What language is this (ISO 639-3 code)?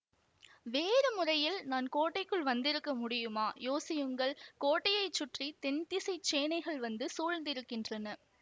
tam